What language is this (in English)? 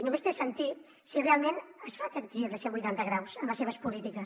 Catalan